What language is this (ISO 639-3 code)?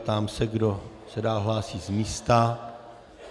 ces